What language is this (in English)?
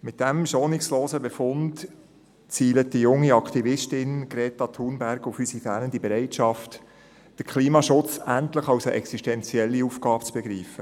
Swiss German